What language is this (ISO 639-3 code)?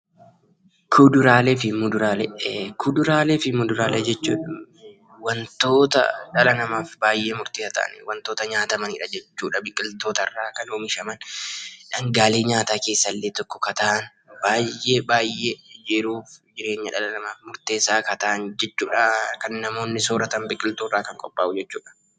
orm